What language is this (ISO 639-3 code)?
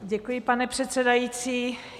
ces